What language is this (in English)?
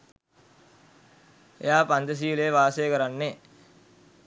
Sinhala